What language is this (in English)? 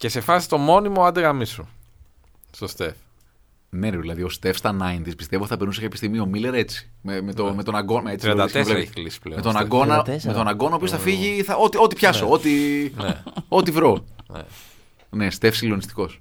Greek